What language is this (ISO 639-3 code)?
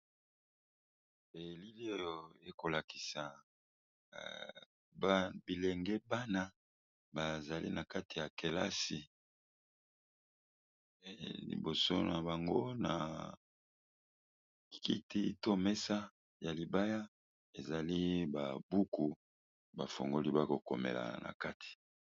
lin